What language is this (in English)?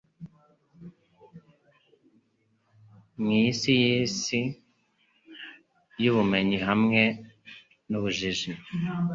Kinyarwanda